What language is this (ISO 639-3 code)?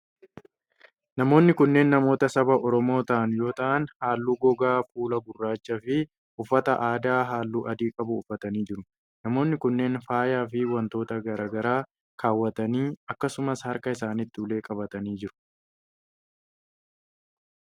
orm